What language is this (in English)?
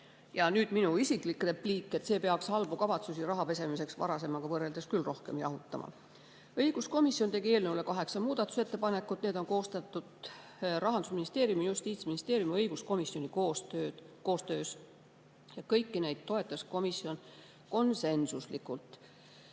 Estonian